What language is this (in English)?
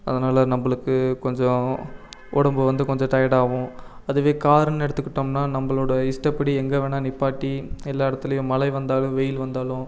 Tamil